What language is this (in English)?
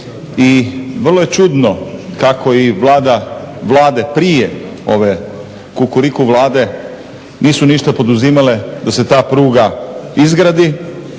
Croatian